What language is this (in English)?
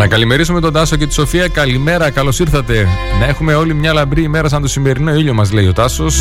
Greek